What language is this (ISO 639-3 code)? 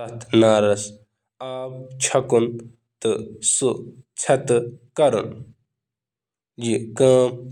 kas